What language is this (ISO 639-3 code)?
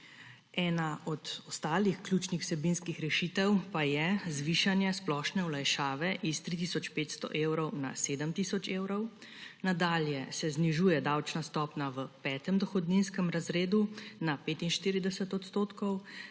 slv